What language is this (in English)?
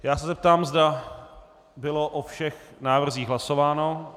Czech